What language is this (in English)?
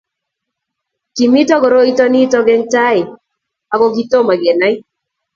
Kalenjin